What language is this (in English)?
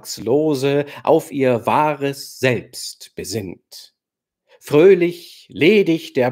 German